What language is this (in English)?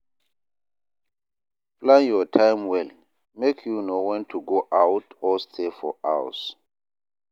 Nigerian Pidgin